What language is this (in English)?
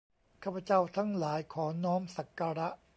Thai